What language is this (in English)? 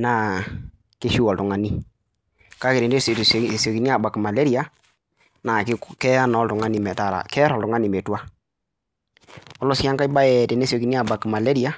Masai